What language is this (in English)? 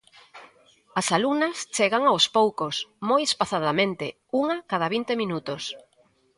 Galician